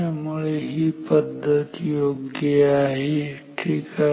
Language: Marathi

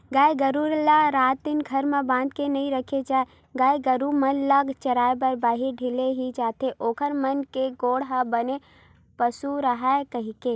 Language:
Chhattisgarhi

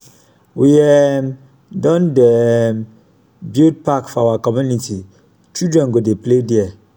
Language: Nigerian Pidgin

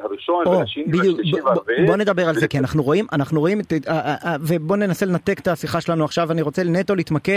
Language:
Hebrew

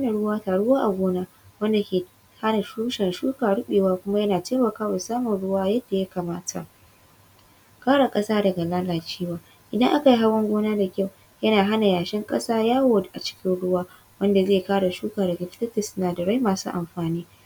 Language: Hausa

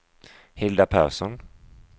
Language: Swedish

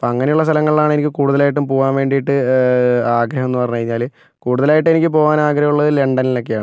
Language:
Malayalam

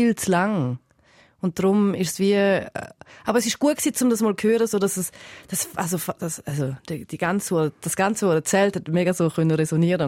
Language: German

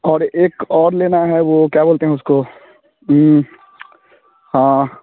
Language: Hindi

